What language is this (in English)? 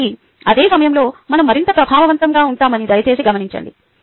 Telugu